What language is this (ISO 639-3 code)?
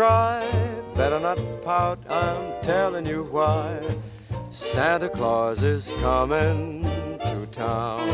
dan